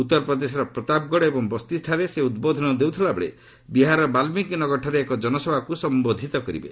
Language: Odia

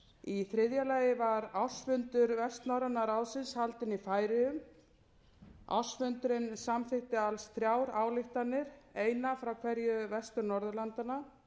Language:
Icelandic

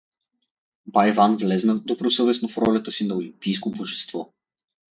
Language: Bulgarian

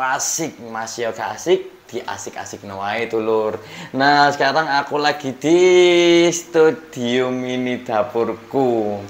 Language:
Indonesian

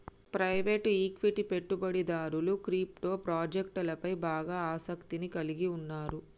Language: Telugu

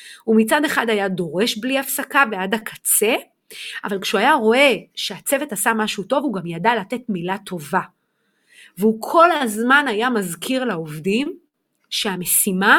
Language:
Hebrew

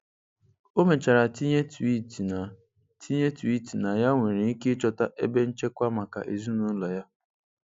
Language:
Igbo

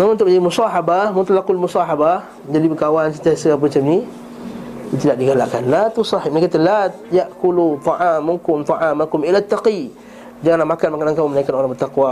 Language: Malay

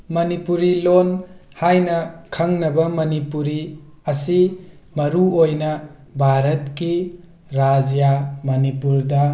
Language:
Manipuri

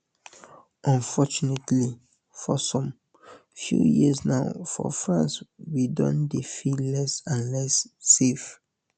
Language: Nigerian Pidgin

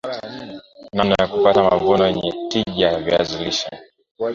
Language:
Swahili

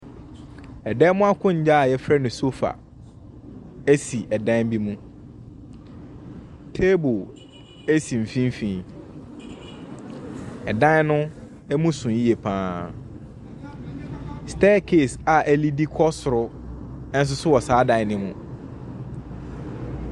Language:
Akan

